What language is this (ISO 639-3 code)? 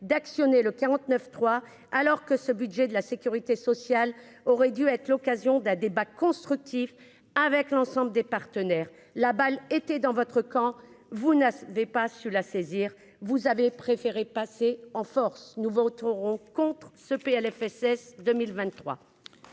fra